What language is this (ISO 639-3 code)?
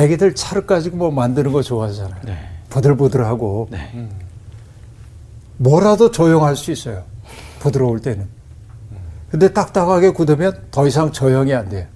kor